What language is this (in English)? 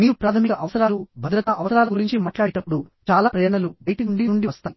Telugu